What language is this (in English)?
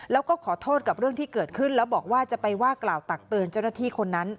Thai